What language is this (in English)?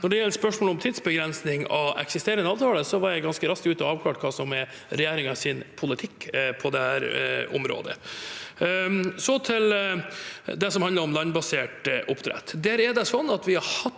Norwegian